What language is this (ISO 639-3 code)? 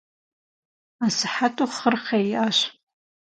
kbd